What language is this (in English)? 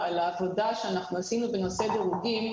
Hebrew